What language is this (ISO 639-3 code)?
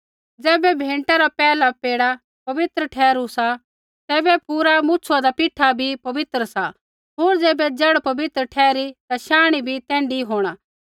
kfx